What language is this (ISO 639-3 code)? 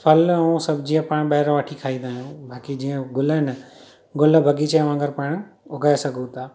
snd